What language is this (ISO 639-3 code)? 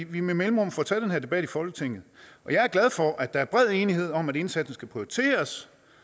dan